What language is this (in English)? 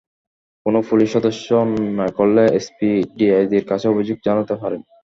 Bangla